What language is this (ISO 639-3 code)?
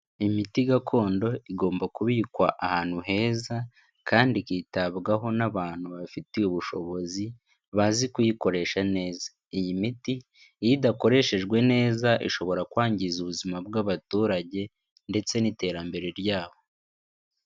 kin